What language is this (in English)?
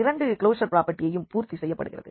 Tamil